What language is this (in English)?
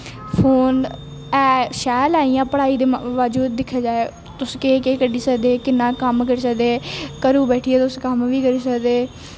Dogri